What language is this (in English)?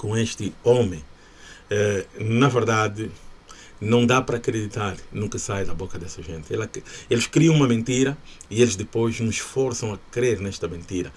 Portuguese